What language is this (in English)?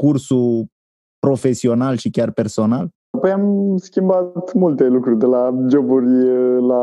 Romanian